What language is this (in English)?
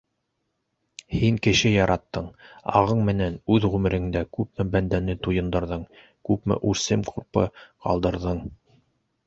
Bashkir